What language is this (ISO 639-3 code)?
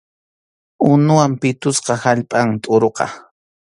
qxu